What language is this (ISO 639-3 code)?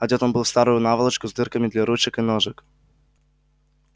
rus